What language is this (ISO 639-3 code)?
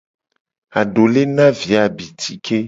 gej